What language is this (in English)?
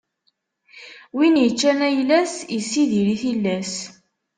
Kabyle